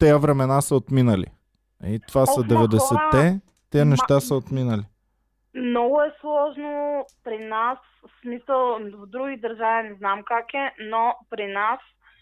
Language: Bulgarian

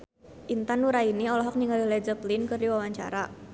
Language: Sundanese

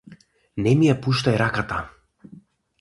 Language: Macedonian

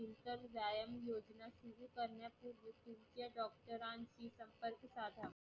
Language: Marathi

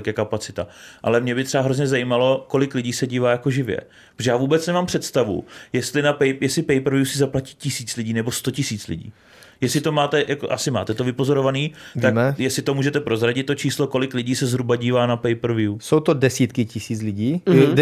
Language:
Czech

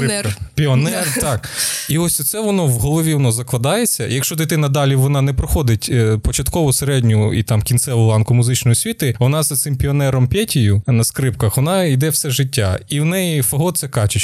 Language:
Ukrainian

